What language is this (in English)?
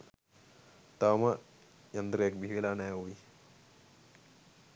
Sinhala